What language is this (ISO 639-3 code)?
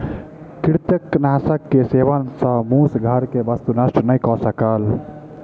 mai